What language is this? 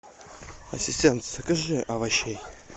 Russian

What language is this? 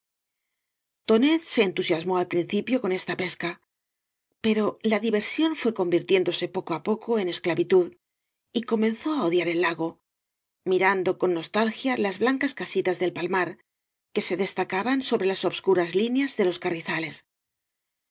Spanish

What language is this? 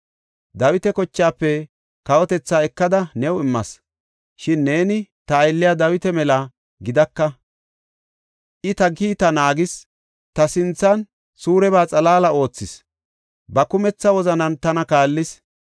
Gofa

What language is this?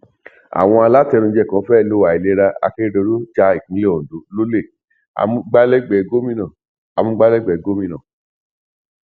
Yoruba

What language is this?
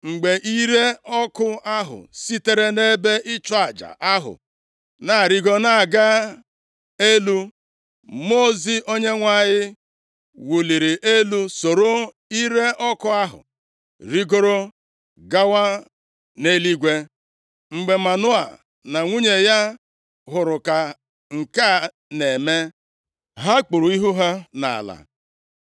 Igbo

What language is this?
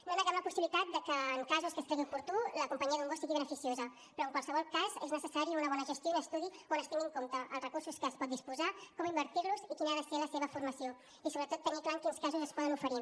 Catalan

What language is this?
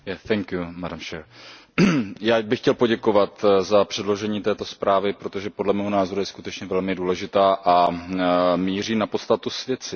Czech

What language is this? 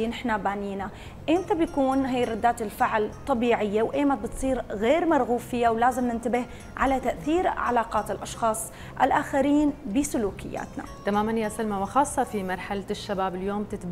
Arabic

